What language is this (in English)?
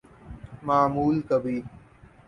Urdu